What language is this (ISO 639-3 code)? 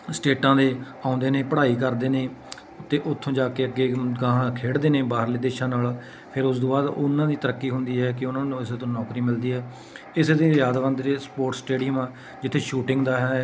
pan